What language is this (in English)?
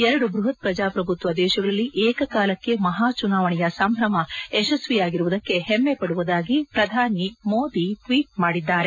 Kannada